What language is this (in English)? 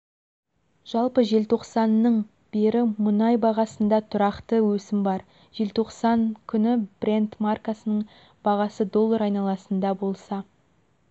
Kazakh